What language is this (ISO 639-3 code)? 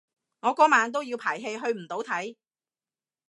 yue